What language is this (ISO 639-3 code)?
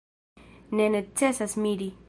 epo